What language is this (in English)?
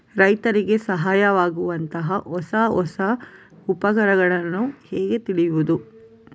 Kannada